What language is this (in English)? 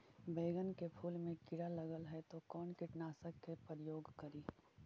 Magahi